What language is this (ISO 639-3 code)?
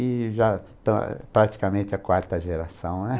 por